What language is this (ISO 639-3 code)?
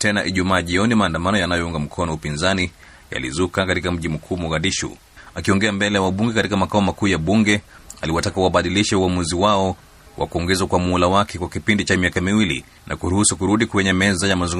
swa